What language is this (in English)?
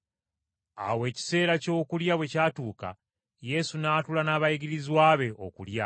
Ganda